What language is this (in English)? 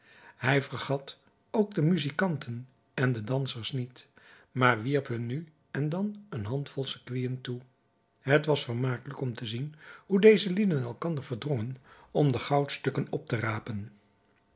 Dutch